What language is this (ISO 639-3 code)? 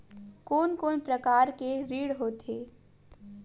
hne